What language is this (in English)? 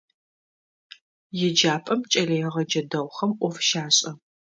Adyghe